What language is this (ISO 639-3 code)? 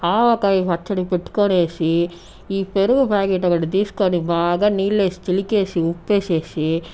tel